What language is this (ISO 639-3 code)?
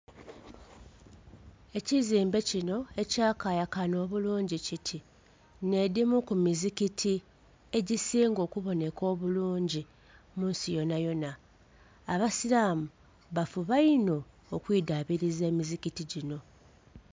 xog